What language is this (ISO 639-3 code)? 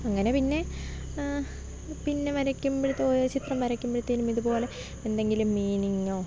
mal